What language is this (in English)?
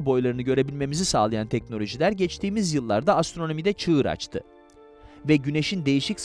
Turkish